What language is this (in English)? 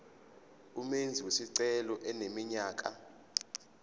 Zulu